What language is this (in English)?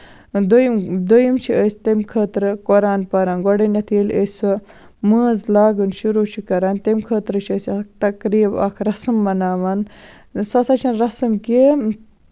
Kashmiri